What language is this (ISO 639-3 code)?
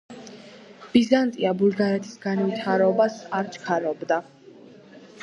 kat